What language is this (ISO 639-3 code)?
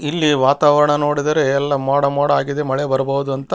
kan